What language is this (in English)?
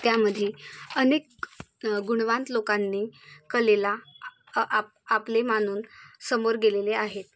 Marathi